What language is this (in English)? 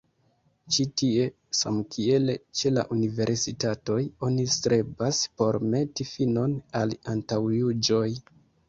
Esperanto